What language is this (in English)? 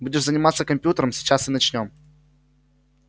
Russian